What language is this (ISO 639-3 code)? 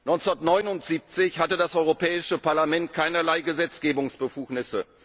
deu